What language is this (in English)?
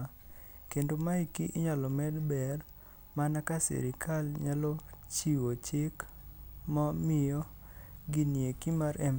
Luo (Kenya and Tanzania)